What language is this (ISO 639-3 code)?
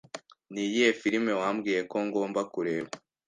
kin